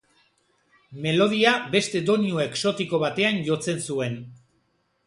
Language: Basque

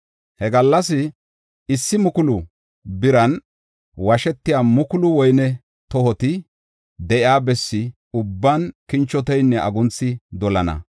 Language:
Gofa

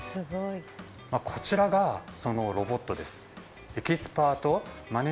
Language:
Japanese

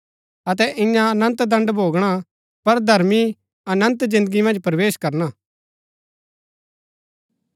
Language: Gaddi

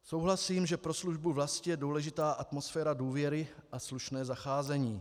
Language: Czech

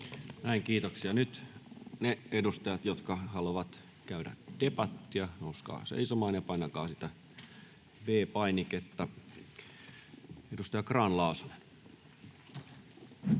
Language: Finnish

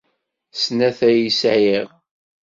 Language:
Kabyle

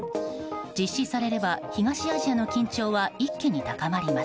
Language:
Japanese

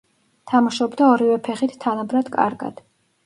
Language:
Georgian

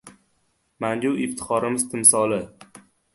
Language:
Uzbek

